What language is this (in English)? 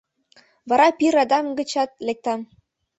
Mari